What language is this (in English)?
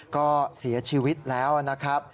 Thai